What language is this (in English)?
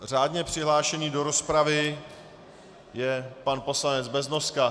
Czech